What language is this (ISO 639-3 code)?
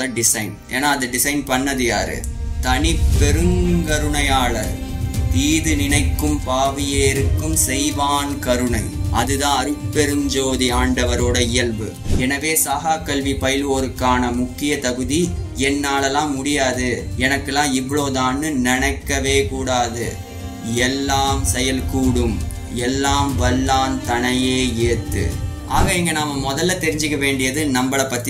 tam